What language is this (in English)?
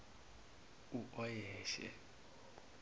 Zulu